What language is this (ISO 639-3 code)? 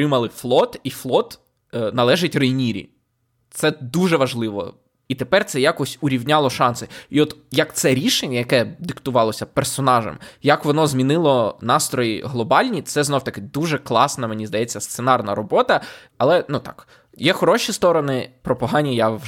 ukr